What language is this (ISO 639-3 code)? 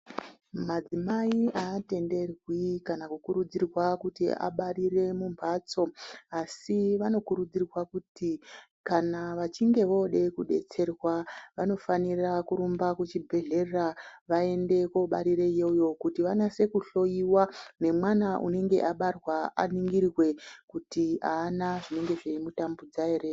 ndc